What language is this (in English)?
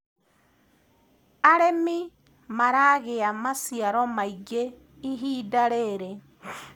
Kikuyu